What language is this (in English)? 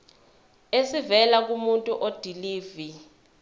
Zulu